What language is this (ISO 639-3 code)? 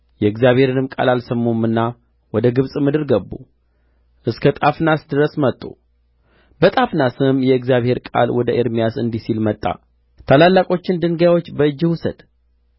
amh